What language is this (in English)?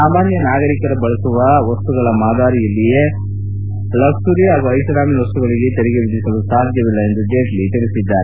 Kannada